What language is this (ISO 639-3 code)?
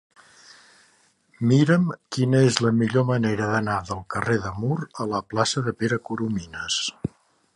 cat